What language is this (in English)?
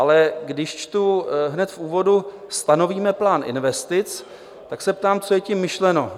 Czech